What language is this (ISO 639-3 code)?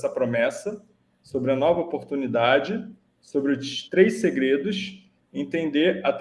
por